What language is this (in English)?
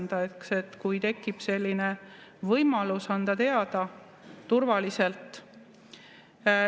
Estonian